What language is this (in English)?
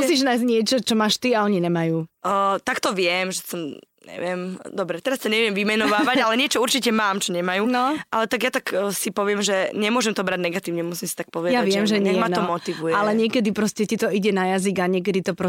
Slovak